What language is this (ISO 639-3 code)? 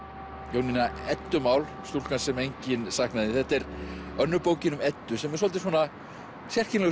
isl